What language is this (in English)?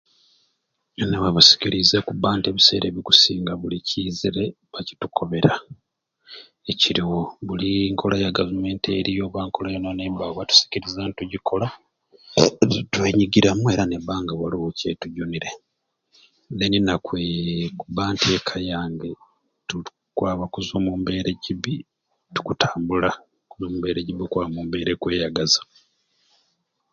Ruuli